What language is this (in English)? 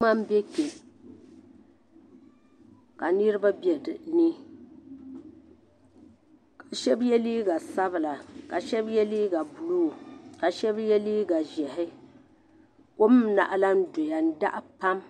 Dagbani